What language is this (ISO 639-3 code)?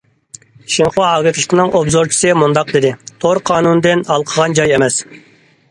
uig